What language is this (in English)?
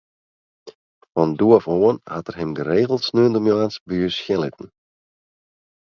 Western Frisian